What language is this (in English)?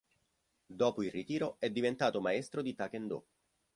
Italian